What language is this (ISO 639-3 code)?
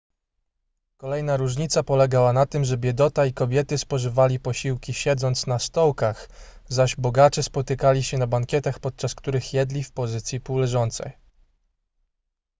pol